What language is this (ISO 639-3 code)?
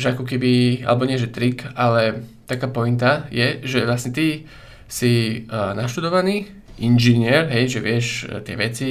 slk